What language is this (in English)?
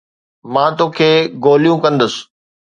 Sindhi